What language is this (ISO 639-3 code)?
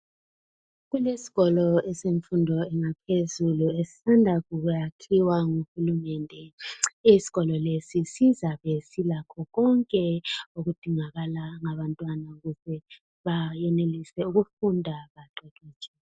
nde